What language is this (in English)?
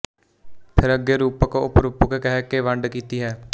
Punjabi